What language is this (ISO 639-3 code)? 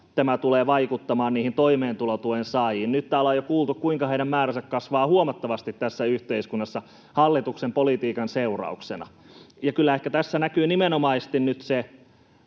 fin